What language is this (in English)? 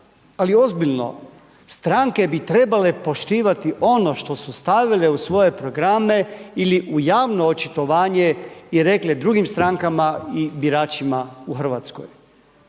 Croatian